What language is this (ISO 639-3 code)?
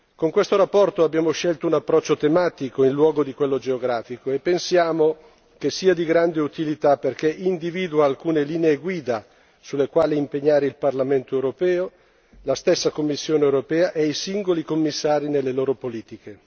ita